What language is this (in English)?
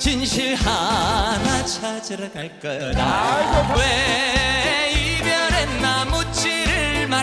Korean